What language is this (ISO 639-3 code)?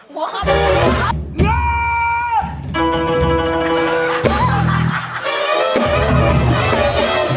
tha